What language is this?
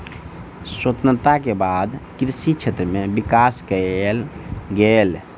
Maithili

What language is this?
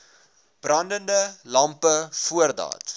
Afrikaans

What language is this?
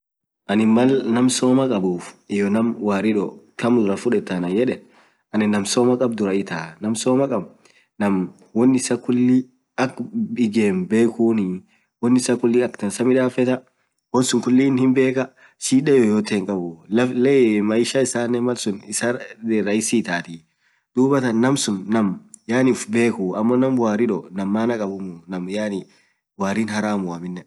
Orma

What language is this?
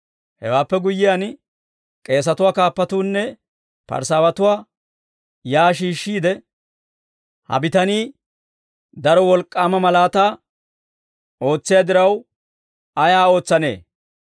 Dawro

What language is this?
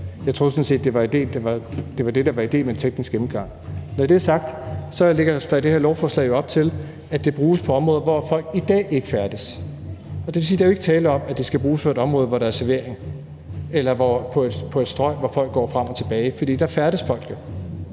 Danish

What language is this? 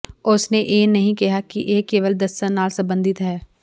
Punjabi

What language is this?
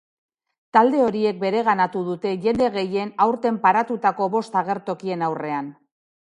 Basque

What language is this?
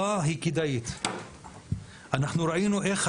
Hebrew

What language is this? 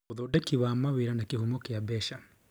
Kikuyu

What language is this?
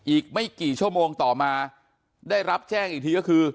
Thai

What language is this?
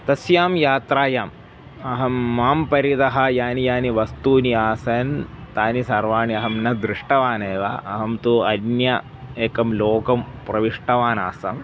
Sanskrit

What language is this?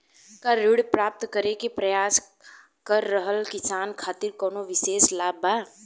Bhojpuri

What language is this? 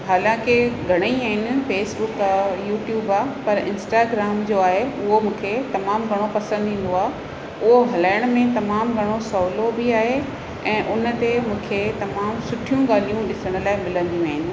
Sindhi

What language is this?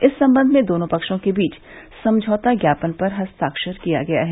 Hindi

